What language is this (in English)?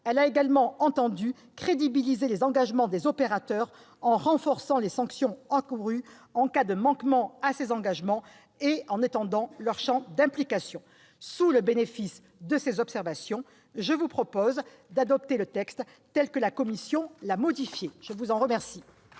French